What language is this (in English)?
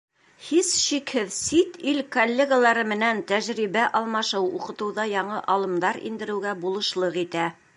Bashkir